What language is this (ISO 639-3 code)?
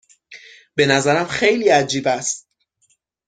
fas